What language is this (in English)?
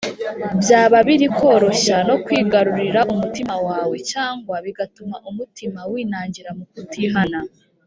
Kinyarwanda